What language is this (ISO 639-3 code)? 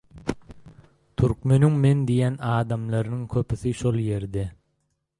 tuk